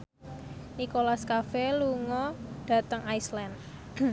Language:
Javanese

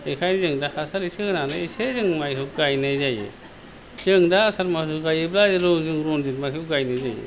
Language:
Bodo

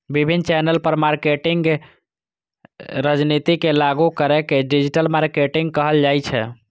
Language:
Maithili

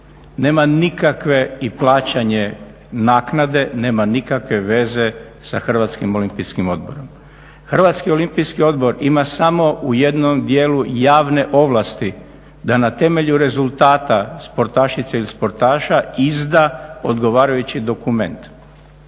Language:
Croatian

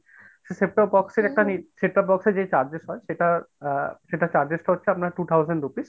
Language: Bangla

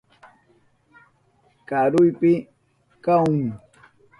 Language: Southern Pastaza Quechua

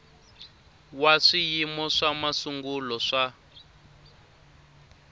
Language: Tsonga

